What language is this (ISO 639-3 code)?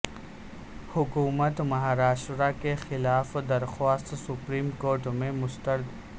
urd